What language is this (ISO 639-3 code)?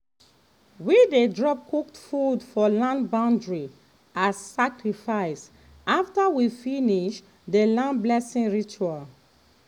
pcm